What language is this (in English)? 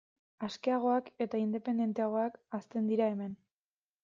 Basque